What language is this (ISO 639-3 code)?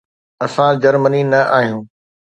snd